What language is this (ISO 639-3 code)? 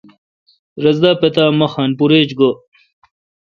xka